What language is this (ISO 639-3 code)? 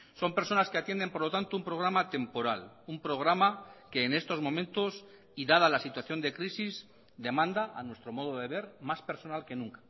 spa